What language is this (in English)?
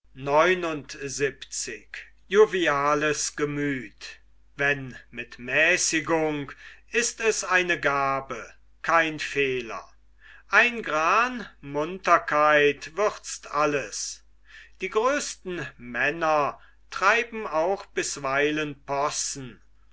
German